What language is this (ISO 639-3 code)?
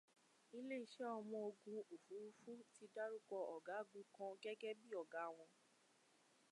yor